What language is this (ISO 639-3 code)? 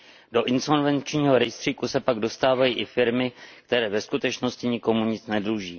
ces